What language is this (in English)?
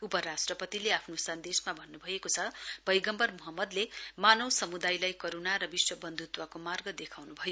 Nepali